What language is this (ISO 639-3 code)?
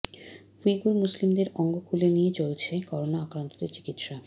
ben